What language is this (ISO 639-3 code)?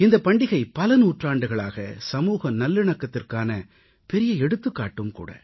tam